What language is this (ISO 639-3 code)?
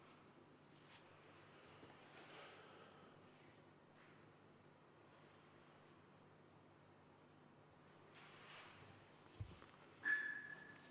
est